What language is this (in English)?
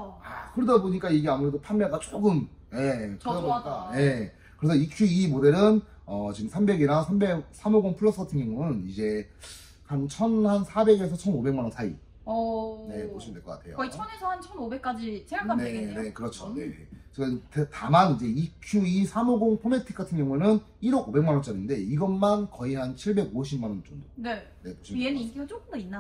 Korean